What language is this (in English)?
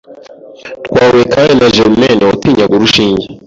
Kinyarwanda